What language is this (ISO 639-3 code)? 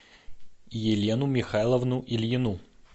rus